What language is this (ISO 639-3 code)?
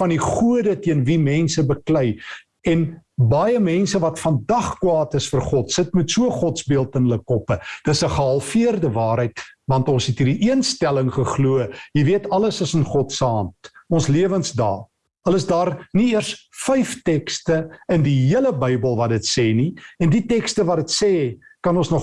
nld